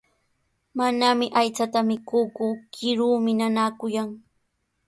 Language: Sihuas Ancash Quechua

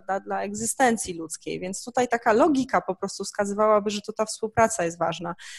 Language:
Polish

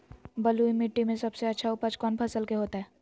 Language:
Magahi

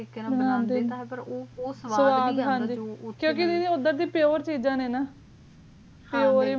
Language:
Punjabi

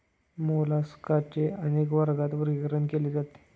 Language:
Marathi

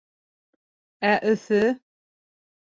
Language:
Bashkir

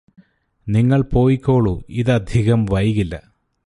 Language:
Malayalam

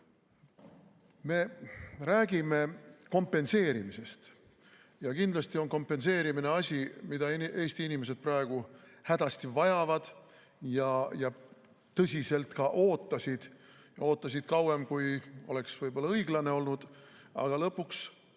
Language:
Estonian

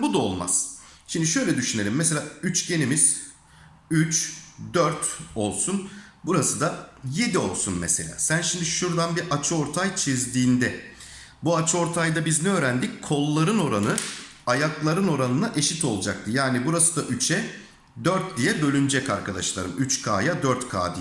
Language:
Turkish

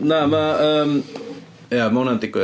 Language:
Welsh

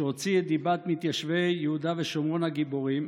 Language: Hebrew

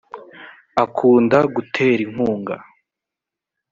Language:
Kinyarwanda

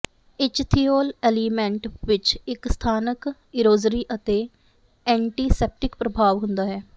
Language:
Punjabi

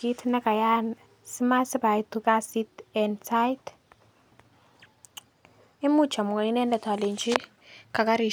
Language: Kalenjin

